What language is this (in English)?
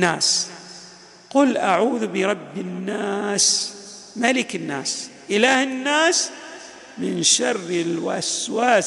Arabic